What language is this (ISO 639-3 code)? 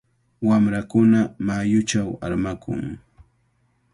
qvl